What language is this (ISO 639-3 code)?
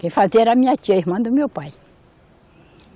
por